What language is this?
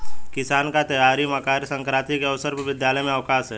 Hindi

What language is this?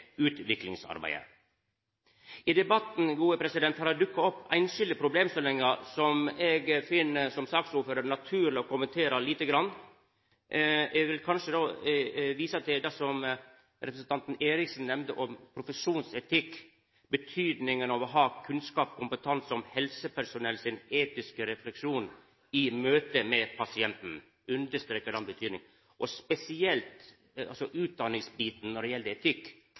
Norwegian Nynorsk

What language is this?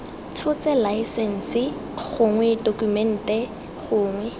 Tswana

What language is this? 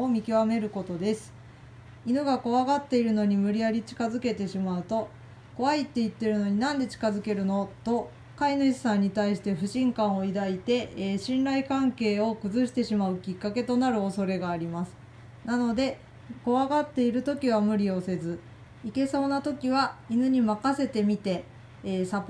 Japanese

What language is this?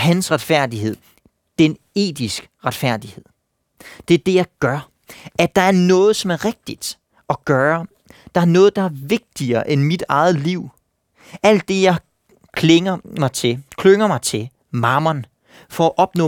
Danish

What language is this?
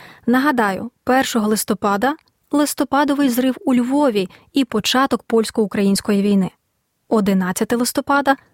Ukrainian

